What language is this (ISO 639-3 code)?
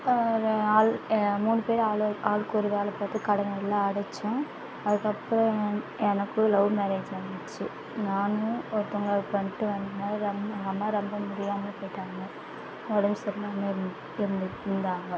tam